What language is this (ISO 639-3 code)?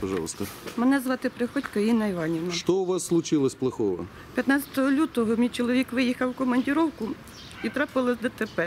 rus